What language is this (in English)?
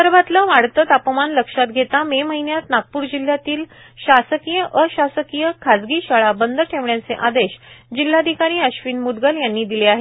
Marathi